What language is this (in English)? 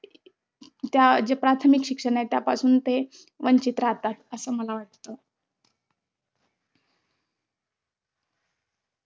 Marathi